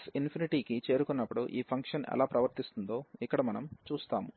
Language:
Telugu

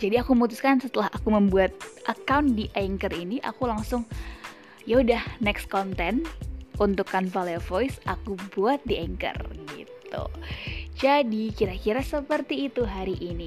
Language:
Indonesian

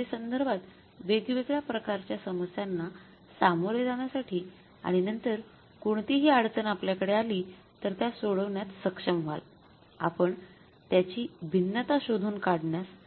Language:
Marathi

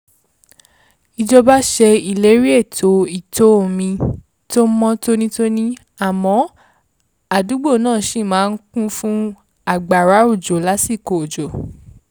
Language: Yoruba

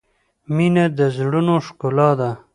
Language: Pashto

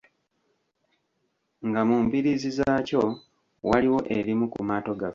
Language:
Ganda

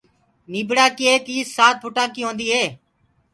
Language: Gurgula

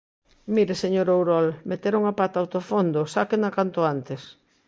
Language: Galician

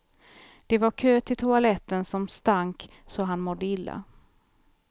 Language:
Swedish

